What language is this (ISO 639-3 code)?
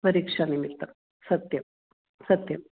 san